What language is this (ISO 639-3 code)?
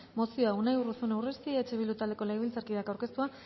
eus